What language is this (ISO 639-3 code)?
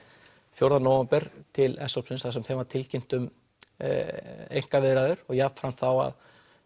isl